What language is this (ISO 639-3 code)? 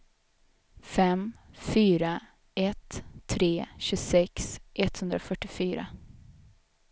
swe